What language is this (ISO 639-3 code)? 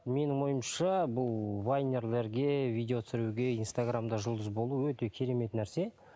kaz